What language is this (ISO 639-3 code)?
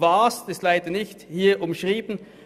gsw